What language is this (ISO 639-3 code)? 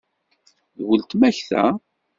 kab